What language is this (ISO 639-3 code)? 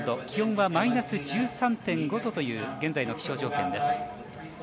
jpn